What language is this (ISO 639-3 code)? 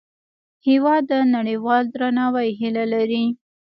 pus